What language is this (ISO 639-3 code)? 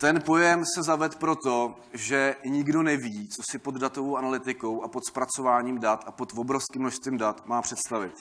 ces